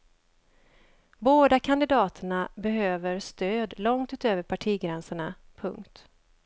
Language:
Swedish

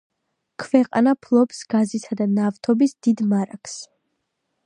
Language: Georgian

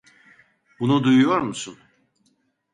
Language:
Turkish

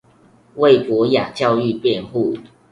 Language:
Chinese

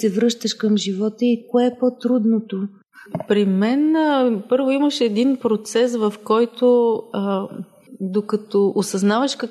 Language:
Bulgarian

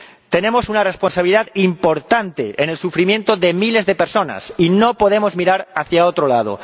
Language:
Spanish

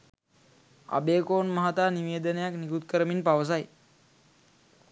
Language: Sinhala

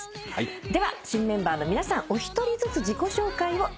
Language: Japanese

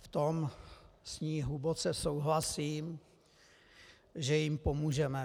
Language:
Czech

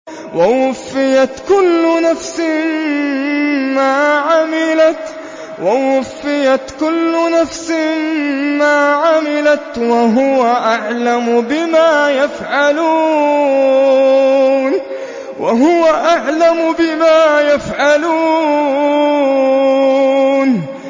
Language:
Arabic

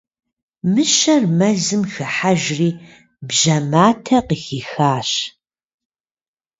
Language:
Kabardian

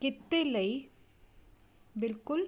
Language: Punjabi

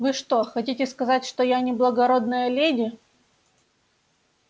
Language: Russian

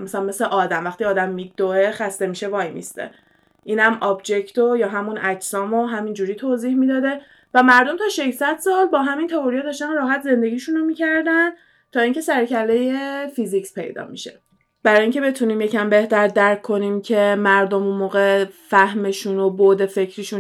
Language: Persian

